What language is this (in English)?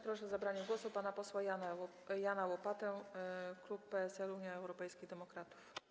Polish